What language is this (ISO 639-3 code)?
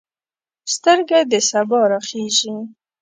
pus